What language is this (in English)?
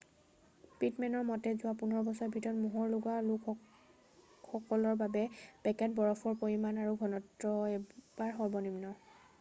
Assamese